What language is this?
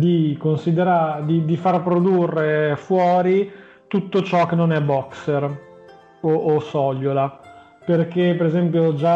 Italian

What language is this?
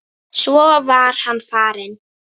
Icelandic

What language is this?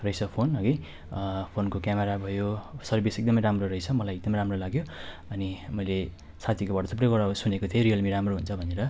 Nepali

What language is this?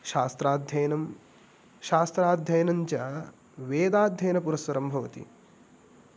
Sanskrit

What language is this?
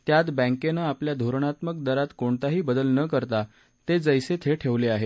Marathi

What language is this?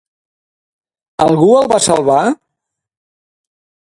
Catalan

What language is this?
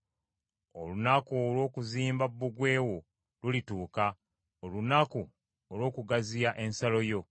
Ganda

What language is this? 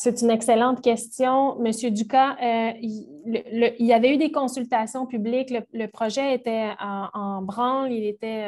French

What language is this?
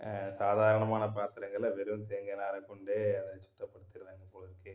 Tamil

